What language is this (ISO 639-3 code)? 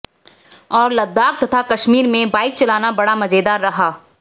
hin